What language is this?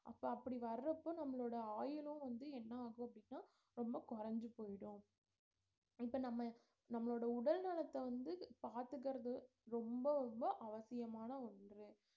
Tamil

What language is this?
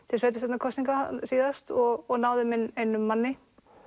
Icelandic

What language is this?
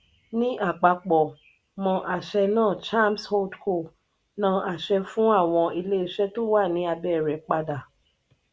Yoruba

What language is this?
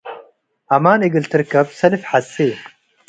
Tigre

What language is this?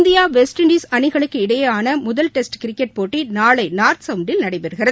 Tamil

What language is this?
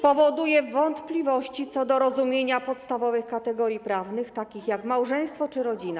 Polish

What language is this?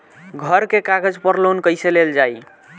Bhojpuri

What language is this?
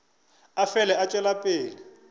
Northern Sotho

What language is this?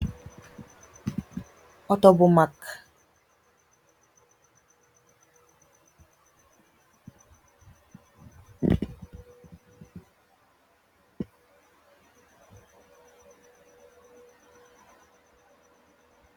Wolof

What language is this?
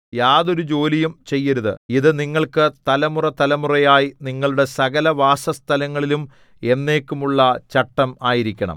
Malayalam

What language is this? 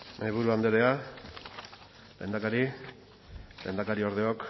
Basque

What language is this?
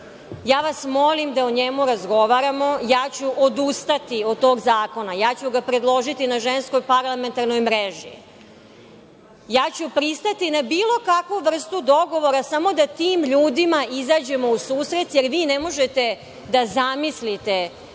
Serbian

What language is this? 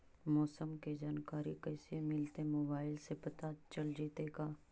Magahi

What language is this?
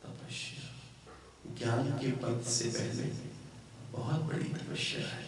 Hindi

